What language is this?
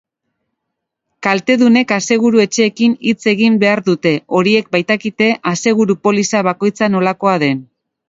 Basque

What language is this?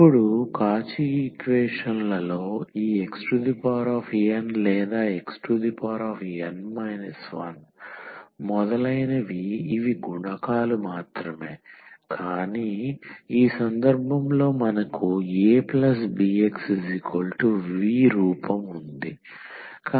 Telugu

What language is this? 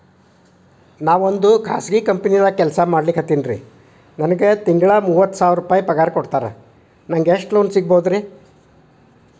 Kannada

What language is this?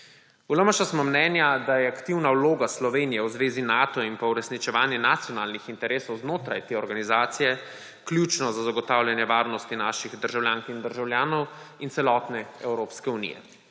Slovenian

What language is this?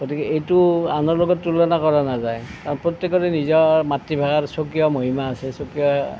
Assamese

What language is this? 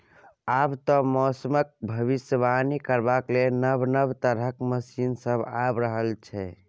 Maithili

